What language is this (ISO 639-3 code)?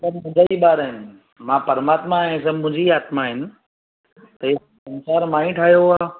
snd